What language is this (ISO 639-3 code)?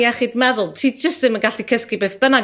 cym